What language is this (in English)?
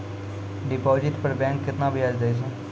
Maithili